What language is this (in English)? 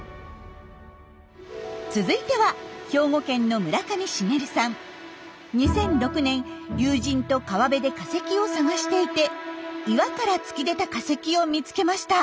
Japanese